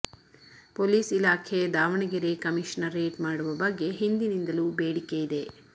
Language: Kannada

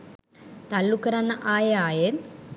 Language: Sinhala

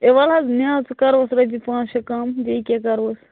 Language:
Kashmiri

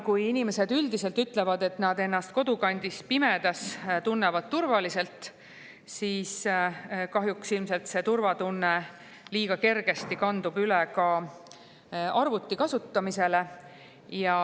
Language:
Estonian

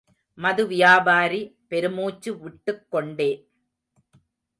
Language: Tamil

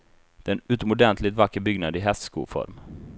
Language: Swedish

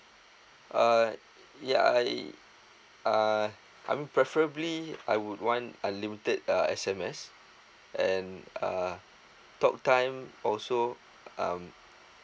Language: English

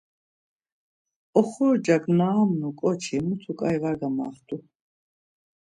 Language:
Laz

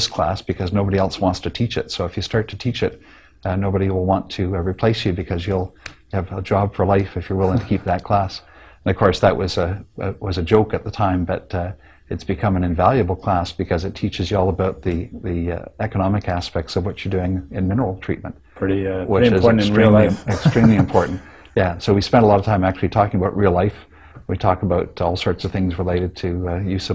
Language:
English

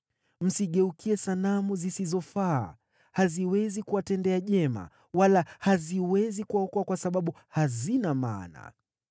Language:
Swahili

